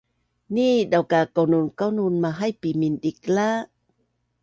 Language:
Bunun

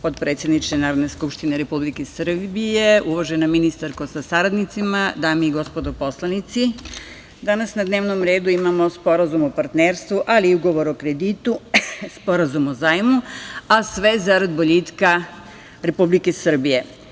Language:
Serbian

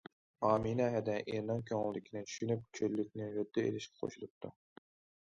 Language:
Uyghur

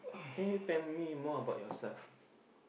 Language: English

